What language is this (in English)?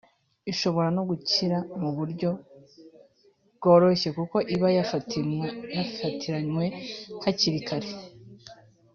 Kinyarwanda